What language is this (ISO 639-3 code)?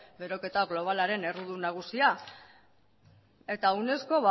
eus